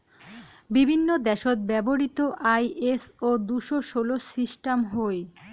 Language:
Bangla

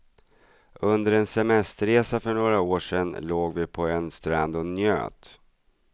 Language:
Swedish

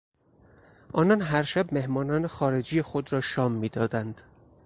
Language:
Persian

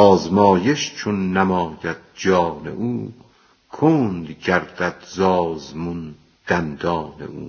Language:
Persian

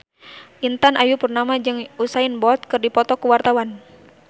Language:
Sundanese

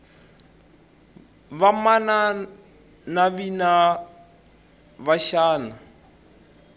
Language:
Tsonga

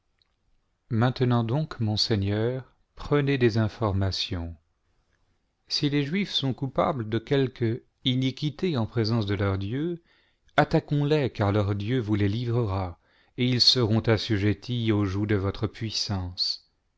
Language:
French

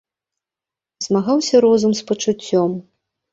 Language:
Belarusian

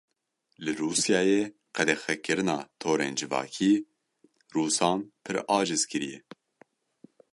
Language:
Kurdish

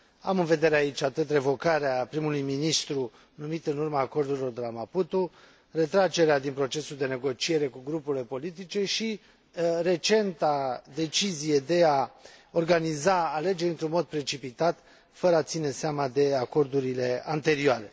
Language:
Romanian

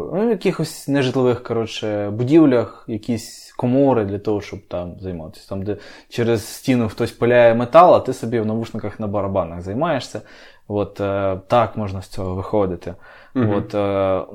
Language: Ukrainian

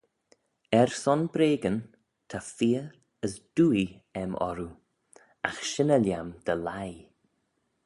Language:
Manx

